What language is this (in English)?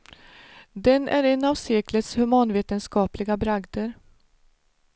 Swedish